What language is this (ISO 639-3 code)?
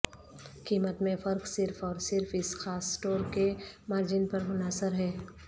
urd